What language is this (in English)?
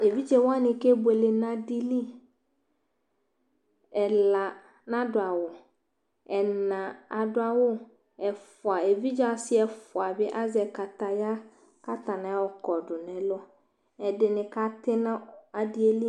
Ikposo